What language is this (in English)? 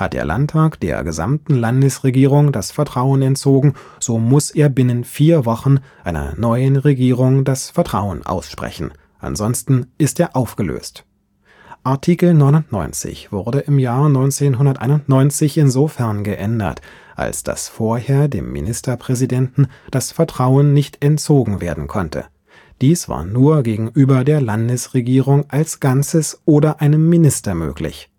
German